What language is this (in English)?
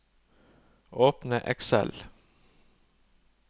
Norwegian